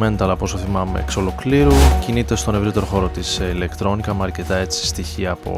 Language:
Greek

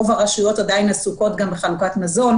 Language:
Hebrew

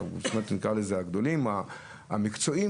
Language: Hebrew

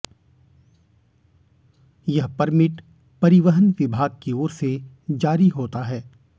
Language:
Hindi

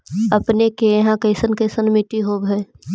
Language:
Magahi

